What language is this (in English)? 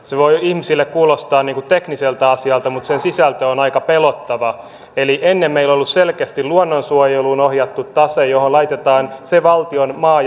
Finnish